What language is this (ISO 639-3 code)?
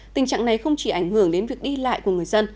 vie